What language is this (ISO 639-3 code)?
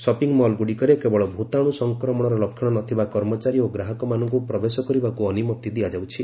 ori